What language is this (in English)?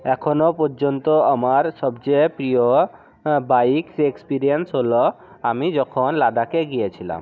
Bangla